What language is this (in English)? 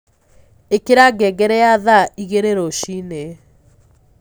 Kikuyu